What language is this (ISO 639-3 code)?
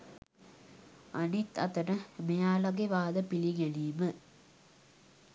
sin